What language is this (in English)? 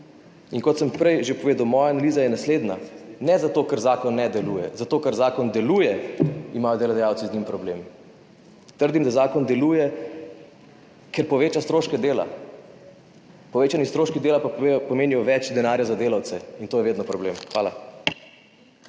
Slovenian